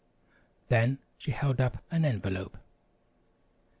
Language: English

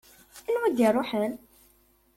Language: Kabyle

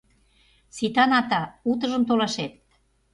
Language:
Mari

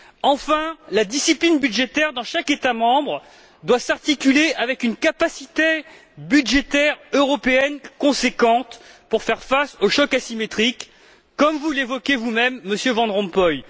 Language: French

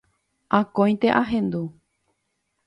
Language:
Guarani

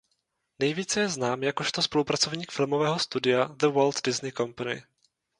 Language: Czech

